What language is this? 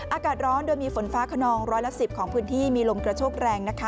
Thai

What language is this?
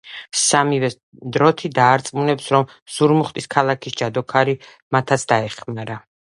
Georgian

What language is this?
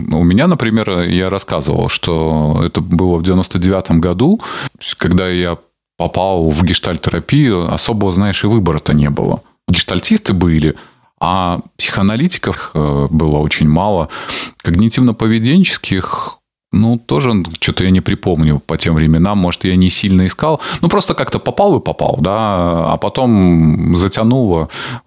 Russian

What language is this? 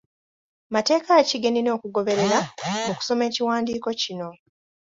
Ganda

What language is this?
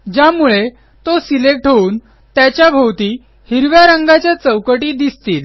Marathi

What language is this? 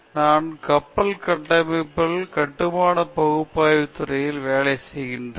Tamil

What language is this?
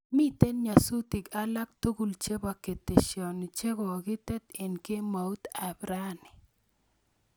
Kalenjin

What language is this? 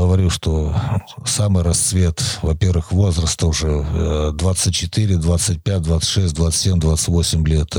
Russian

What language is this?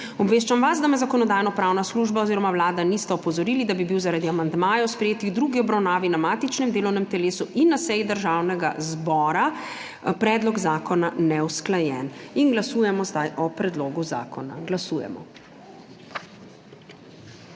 Slovenian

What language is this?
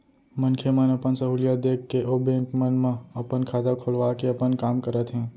Chhattisgarhi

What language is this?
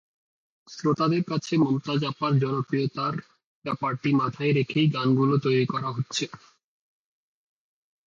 Bangla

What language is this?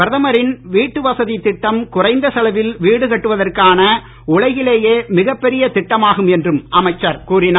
Tamil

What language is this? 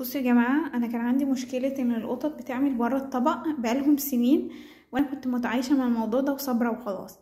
Arabic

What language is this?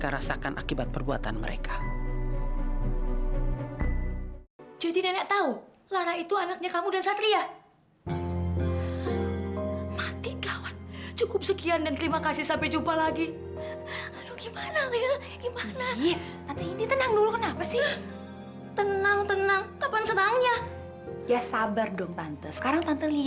Indonesian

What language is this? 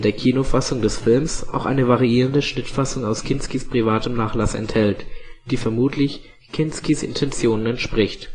German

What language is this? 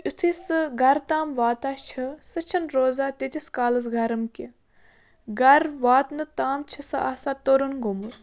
Kashmiri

